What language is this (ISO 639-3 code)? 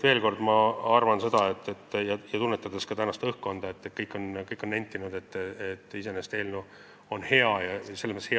est